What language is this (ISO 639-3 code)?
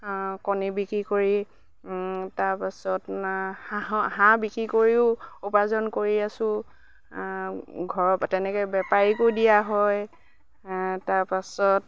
asm